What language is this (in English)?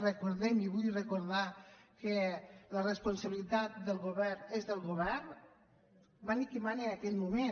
Catalan